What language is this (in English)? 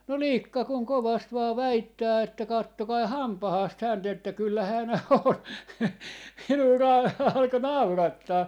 Finnish